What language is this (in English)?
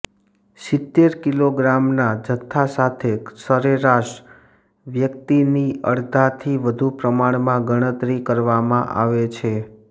Gujarati